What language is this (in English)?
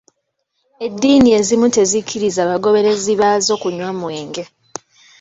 Ganda